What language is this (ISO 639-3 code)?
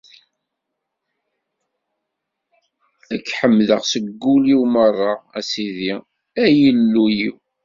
kab